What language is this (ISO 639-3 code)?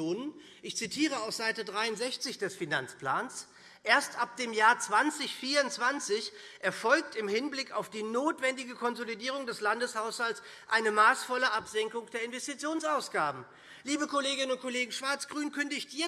deu